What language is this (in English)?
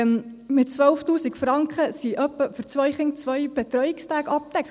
Swiss German